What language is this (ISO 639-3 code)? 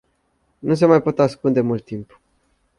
ron